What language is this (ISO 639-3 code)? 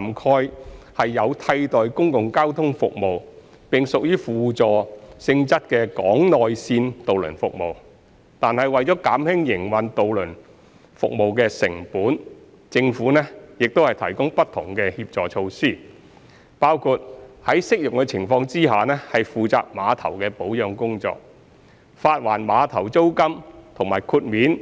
yue